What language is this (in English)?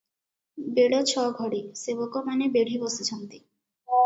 Odia